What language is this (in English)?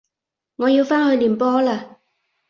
Cantonese